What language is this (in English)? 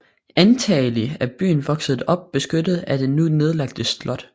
Danish